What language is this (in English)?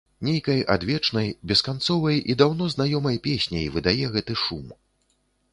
Belarusian